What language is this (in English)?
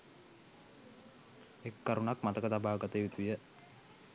Sinhala